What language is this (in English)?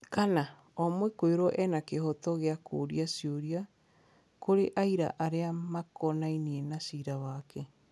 Kikuyu